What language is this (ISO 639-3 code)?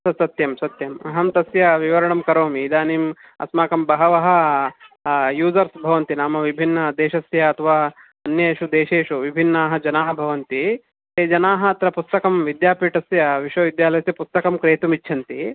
san